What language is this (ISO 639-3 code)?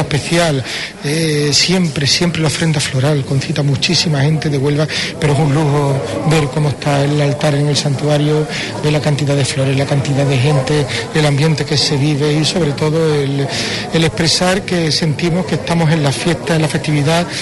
spa